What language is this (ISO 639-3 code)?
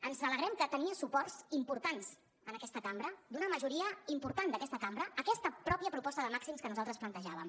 cat